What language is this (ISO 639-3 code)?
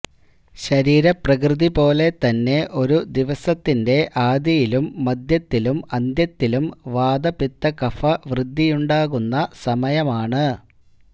mal